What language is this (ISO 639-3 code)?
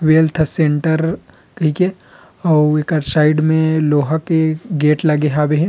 hne